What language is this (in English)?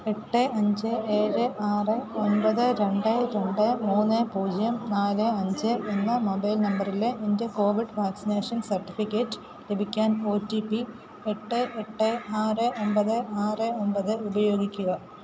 Malayalam